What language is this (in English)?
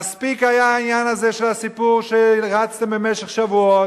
Hebrew